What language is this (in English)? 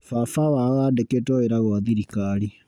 Kikuyu